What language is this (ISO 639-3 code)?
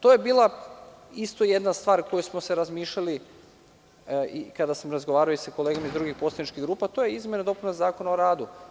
srp